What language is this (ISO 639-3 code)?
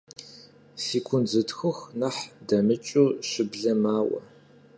kbd